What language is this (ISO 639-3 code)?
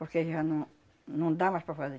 por